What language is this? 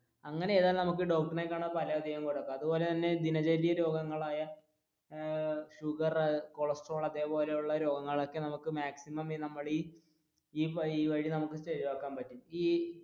Malayalam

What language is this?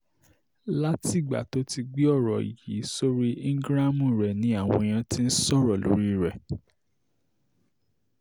Yoruba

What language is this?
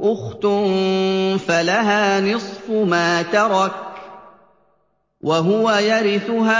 Arabic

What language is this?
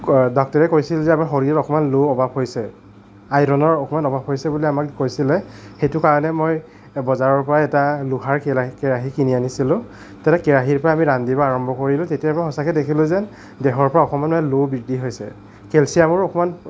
Assamese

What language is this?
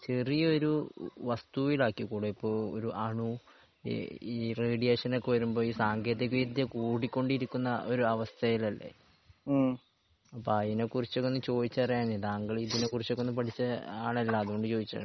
Malayalam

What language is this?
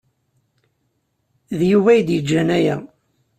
Kabyle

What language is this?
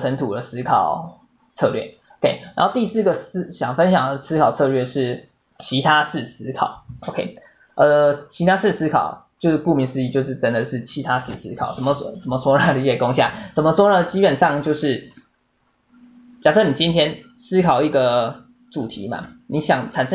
Chinese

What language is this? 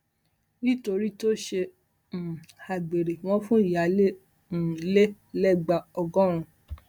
Yoruba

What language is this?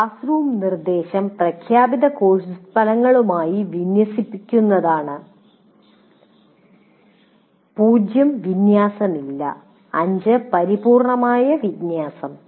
Malayalam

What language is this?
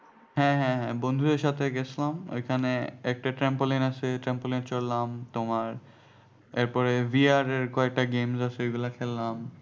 Bangla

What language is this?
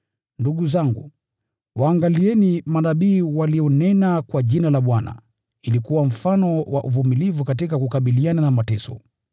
Swahili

